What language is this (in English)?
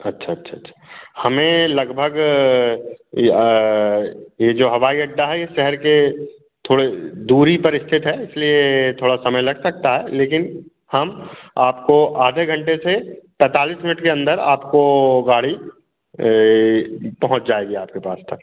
Hindi